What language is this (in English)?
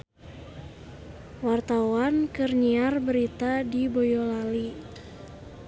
Sundanese